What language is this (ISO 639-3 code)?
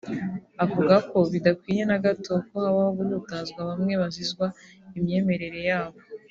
kin